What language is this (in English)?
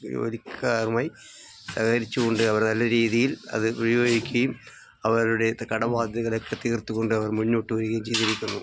Malayalam